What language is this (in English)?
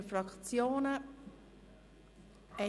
Swiss German